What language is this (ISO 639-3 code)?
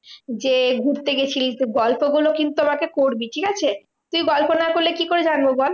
ben